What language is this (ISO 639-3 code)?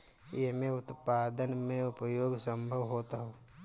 bho